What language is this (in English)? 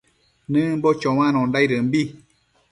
Matsés